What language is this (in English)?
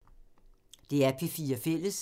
Danish